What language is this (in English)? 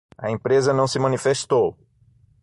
Portuguese